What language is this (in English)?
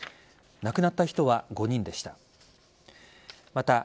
Japanese